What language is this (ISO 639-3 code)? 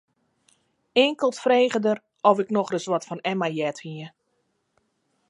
fry